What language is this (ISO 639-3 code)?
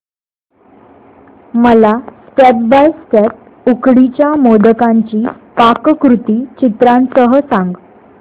mar